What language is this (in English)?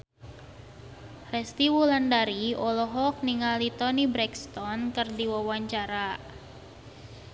Sundanese